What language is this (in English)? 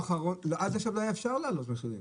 Hebrew